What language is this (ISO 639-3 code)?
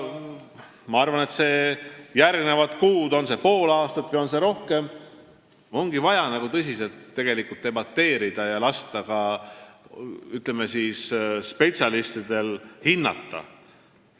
est